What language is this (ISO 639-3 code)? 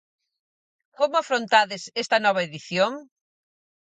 glg